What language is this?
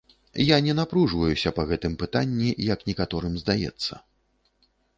Belarusian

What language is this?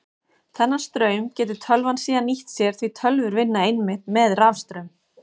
Icelandic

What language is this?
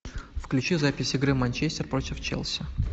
Russian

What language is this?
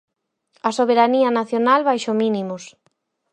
Galician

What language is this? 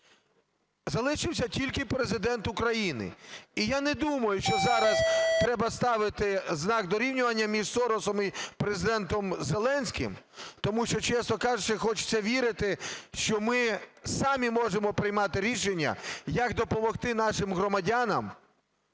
Ukrainian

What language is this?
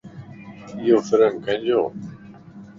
Lasi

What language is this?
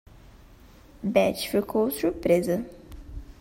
Portuguese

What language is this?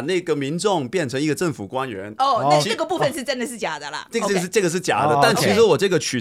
Chinese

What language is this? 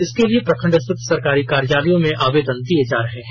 Hindi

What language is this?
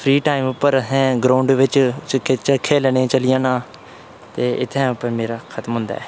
Dogri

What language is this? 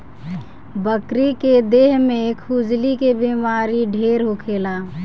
Bhojpuri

